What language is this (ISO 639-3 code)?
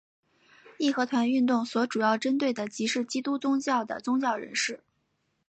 zho